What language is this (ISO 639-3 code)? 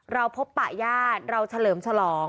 tha